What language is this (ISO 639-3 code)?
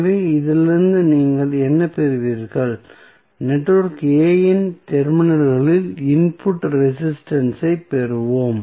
tam